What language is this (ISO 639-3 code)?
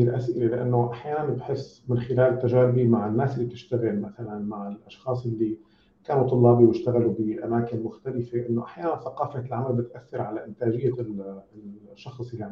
ara